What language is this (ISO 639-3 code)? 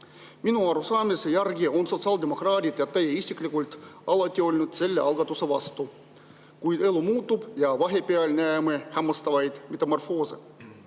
est